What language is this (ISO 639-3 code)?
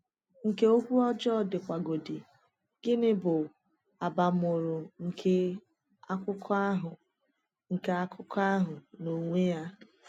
ibo